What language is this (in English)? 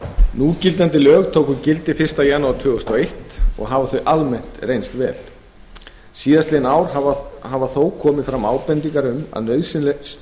Icelandic